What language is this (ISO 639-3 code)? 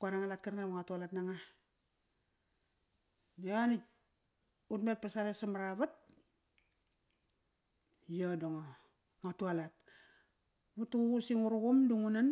ckr